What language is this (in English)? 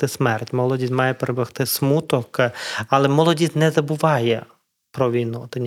Ukrainian